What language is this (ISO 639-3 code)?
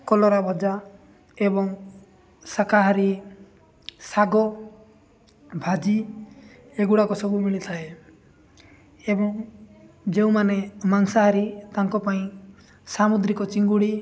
ori